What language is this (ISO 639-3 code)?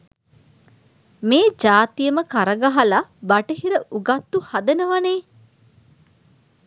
sin